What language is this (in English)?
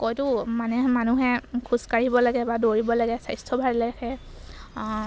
Assamese